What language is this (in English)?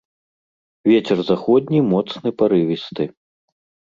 Belarusian